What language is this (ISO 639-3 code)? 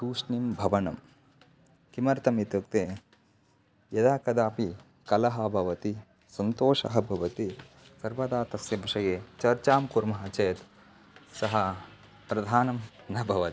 san